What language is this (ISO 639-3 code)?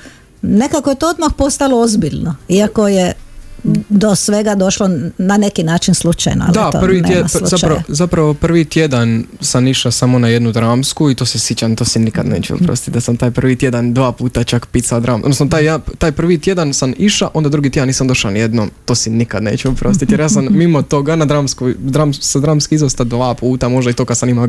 hrv